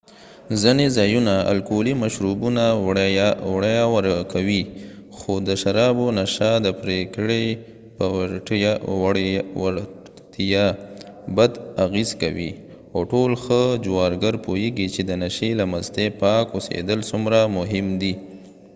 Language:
Pashto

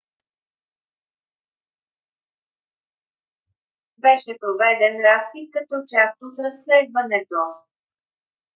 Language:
Bulgarian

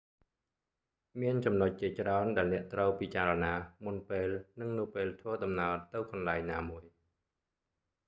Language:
Khmer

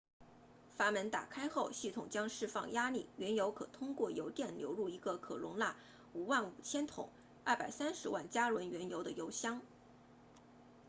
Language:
Chinese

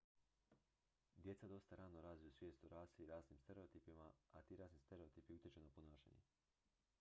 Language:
Croatian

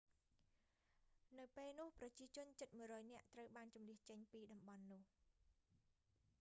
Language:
Khmer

